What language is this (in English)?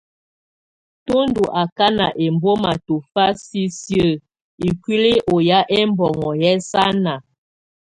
Tunen